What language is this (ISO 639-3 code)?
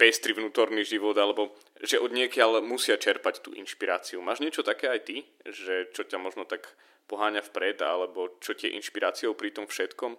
slk